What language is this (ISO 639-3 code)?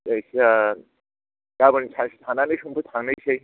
brx